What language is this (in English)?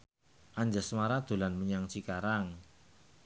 Javanese